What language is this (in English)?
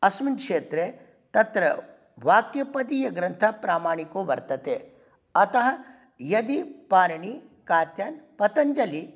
Sanskrit